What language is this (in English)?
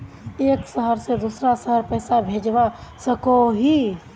Magahi